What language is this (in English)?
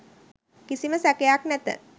Sinhala